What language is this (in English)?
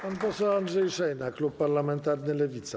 Polish